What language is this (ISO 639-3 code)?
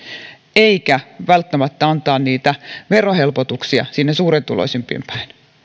fin